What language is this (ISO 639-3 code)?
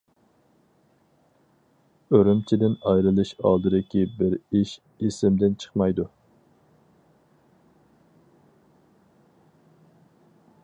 uig